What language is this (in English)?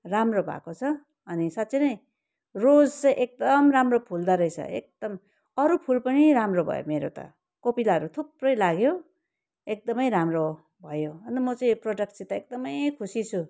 Nepali